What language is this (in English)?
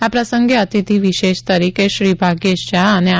Gujarati